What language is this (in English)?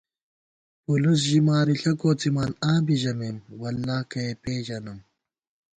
Gawar-Bati